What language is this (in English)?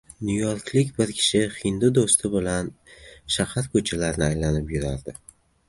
Uzbek